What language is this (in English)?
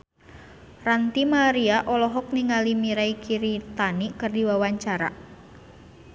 Sundanese